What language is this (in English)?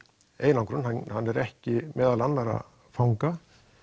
Icelandic